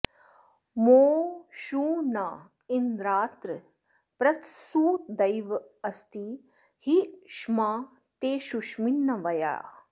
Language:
Sanskrit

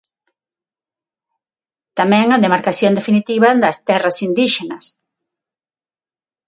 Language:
Galician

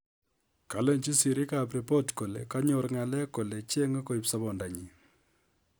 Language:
Kalenjin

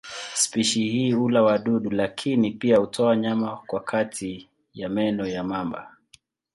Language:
Swahili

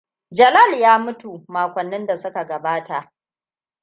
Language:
Hausa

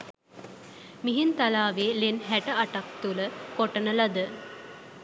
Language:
Sinhala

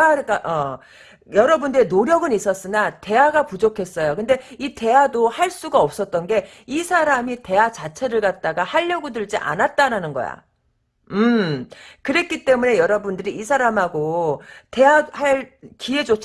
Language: Korean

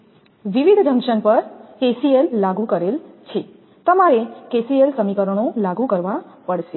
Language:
Gujarati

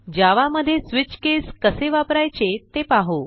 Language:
Marathi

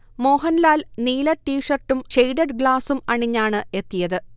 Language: Malayalam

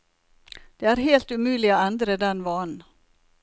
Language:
Norwegian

